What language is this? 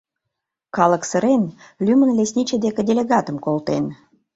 Mari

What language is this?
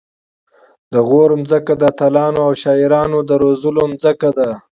Pashto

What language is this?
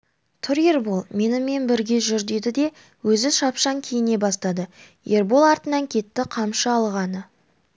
Kazakh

